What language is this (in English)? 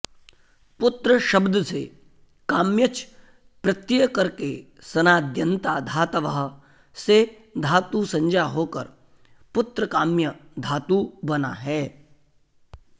Sanskrit